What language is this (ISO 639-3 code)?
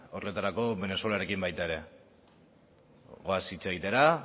eus